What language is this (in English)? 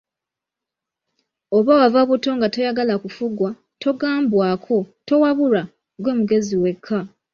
Ganda